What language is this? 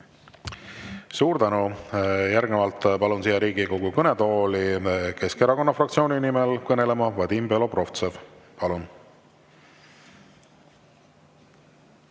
Estonian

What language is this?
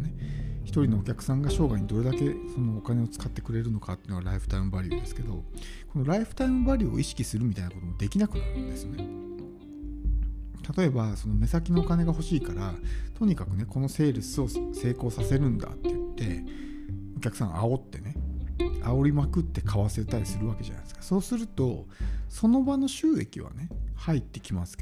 Japanese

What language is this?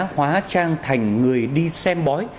Vietnamese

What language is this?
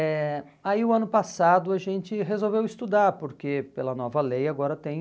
Portuguese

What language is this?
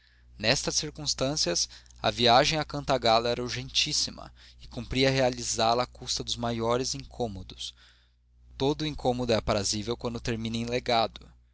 Portuguese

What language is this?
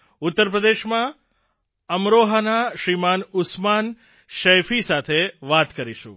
Gujarati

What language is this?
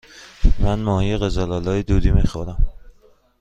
Persian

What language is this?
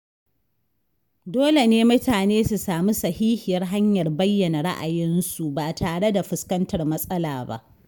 Hausa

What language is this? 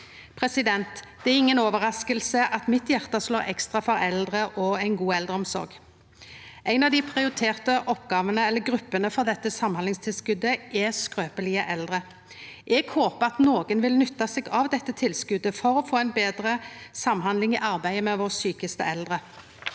Norwegian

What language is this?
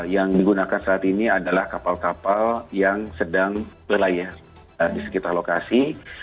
Indonesian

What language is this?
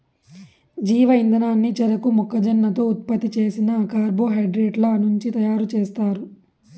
Telugu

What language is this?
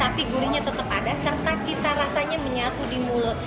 Indonesian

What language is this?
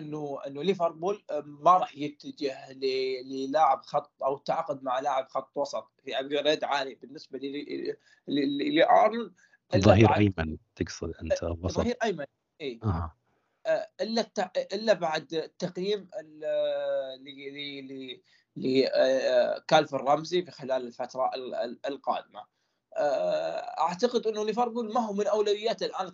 Arabic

